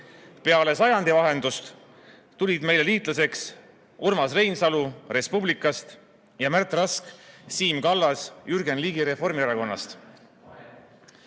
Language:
Estonian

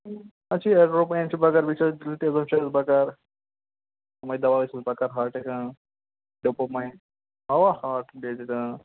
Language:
Kashmiri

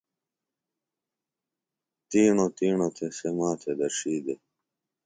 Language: Phalura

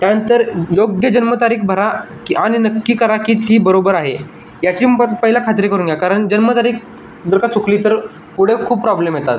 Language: Marathi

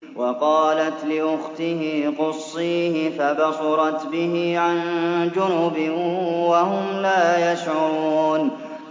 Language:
Arabic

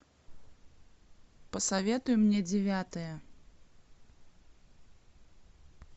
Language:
Russian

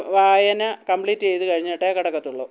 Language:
Malayalam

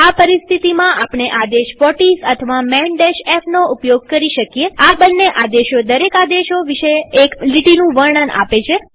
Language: Gujarati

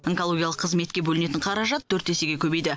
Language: Kazakh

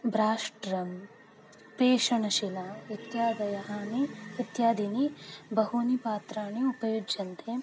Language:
Sanskrit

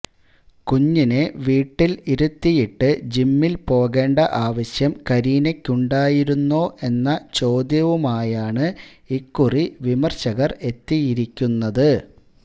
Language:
Malayalam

